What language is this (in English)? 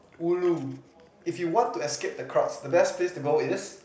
English